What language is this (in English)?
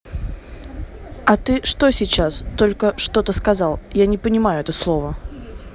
Russian